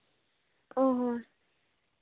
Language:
Santali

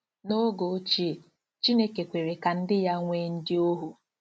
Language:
Igbo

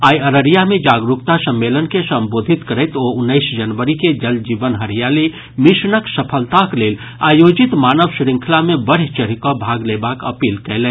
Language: Maithili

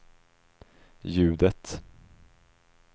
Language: Swedish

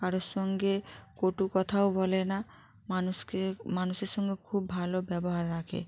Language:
Bangla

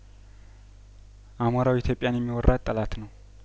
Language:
Amharic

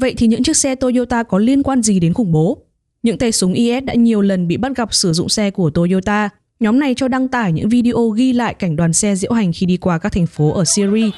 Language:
Vietnamese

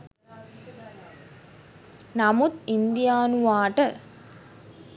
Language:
Sinhala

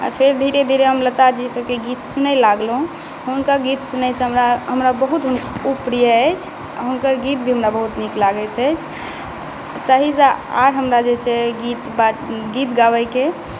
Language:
Maithili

